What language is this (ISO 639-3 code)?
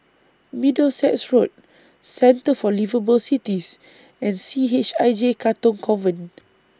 eng